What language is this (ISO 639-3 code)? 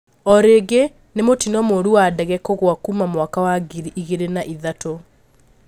kik